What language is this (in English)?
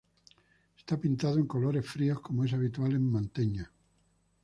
Spanish